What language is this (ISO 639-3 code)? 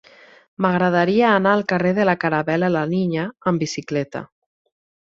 cat